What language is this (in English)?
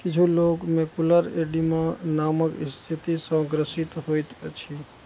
Maithili